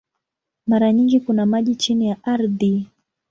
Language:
Swahili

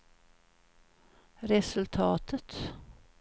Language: Swedish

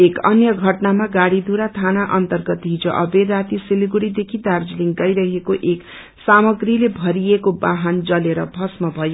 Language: Nepali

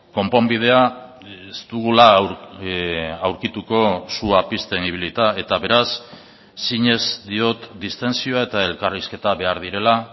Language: Basque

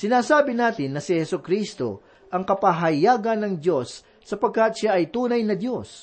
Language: Filipino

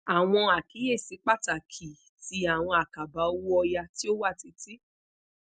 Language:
Yoruba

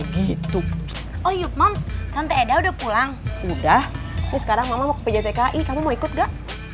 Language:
Indonesian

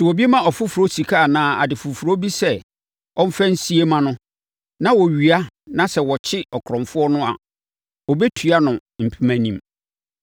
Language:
Akan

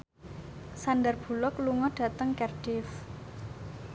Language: Javanese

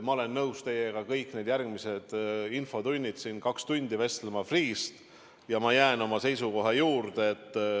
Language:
Estonian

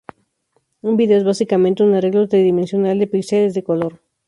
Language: Spanish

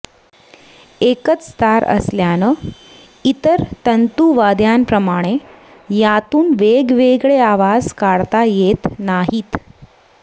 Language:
Marathi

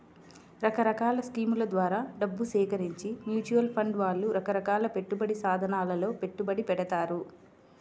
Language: Telugu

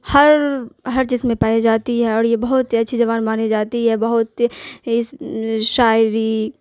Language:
Urdu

